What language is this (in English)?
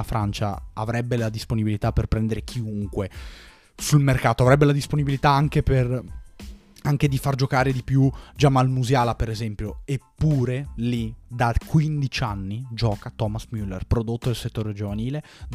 Italian